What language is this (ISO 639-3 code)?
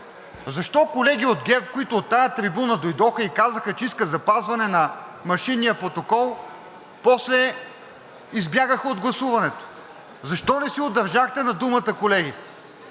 bul